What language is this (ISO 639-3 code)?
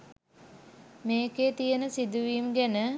sin